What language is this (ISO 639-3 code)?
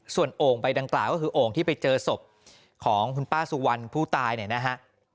tha